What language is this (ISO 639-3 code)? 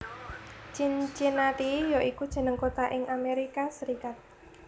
jav